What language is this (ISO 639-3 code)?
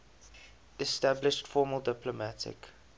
eng